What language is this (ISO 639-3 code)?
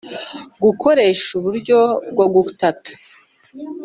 kin